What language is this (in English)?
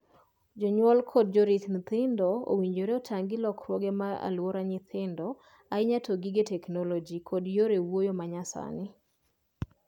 Luo (Kenya and Tanzania)